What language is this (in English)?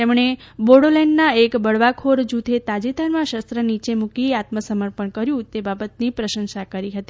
Gujarati